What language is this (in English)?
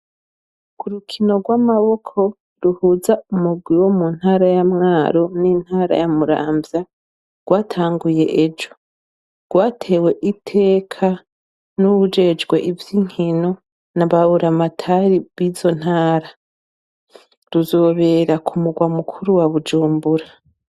Rundi